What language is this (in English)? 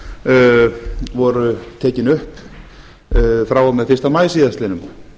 Icelandic